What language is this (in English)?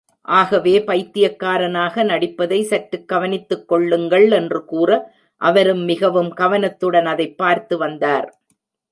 Tamil